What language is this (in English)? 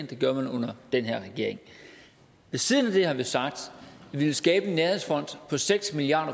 Danish